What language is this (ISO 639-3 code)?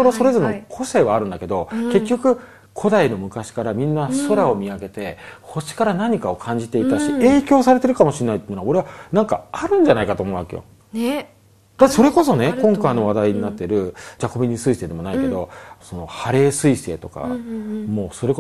jpn